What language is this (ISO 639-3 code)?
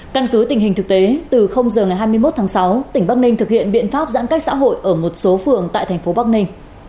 vie